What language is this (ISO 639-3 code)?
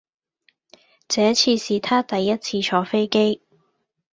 yue